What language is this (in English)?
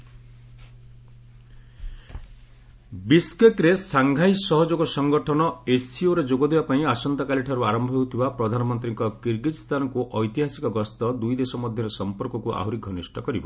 Odia